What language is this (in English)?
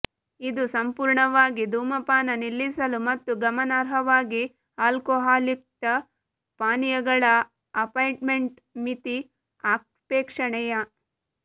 Kannada